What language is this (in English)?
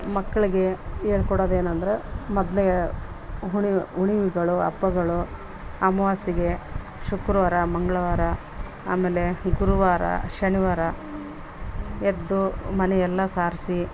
Kannada